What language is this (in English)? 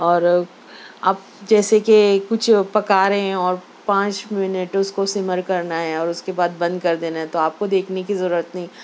Urdu